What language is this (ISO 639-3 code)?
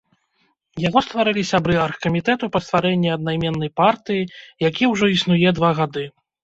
bel